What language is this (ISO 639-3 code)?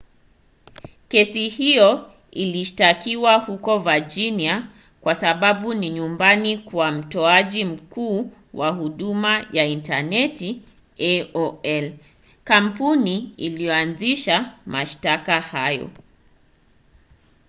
swa